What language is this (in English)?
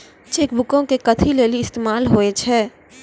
Maithili